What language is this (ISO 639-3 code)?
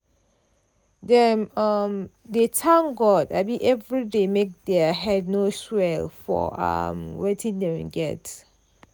pcm